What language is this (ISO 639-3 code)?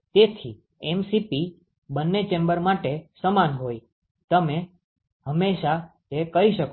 guj